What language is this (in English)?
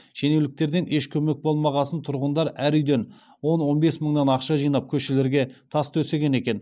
Kazakh